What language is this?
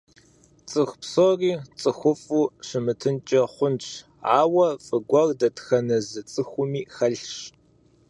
Kabardian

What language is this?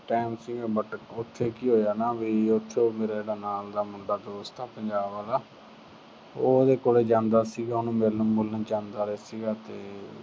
Punjabi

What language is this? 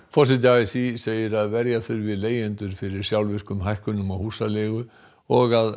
Icelandic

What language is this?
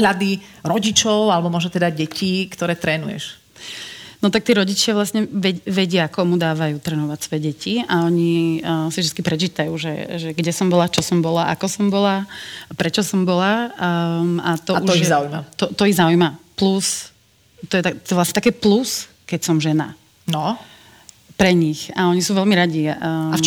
Slovak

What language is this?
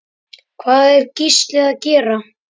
Icelandic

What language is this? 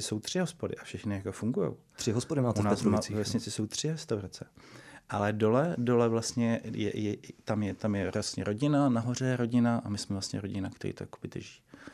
Czech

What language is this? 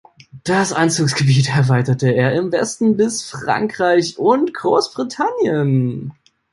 German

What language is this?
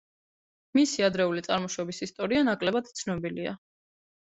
Georgian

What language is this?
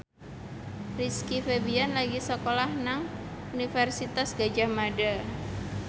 Javanese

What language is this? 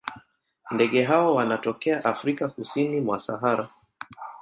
Swahili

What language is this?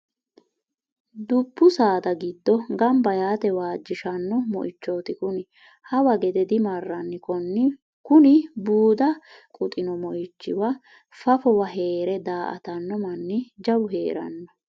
Sidamo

